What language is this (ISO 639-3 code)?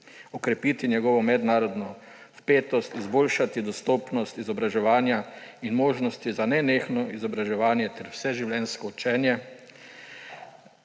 slv